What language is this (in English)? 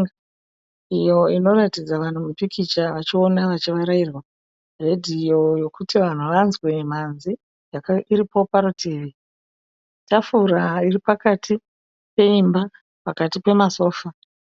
Shona